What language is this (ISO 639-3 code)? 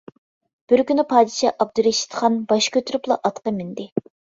uig